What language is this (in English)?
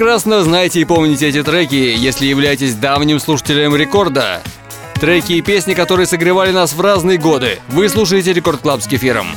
Russian